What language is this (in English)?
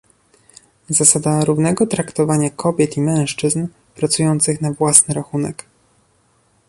Polish